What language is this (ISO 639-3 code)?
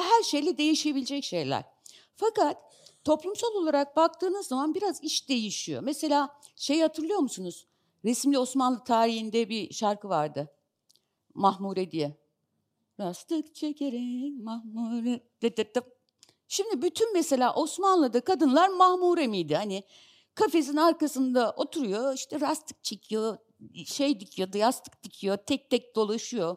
tur